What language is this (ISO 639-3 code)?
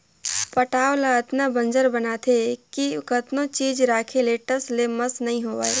hne